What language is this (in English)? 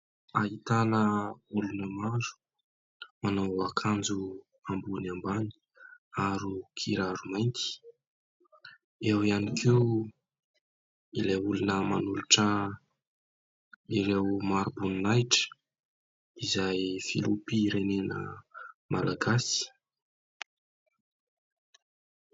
Malagasy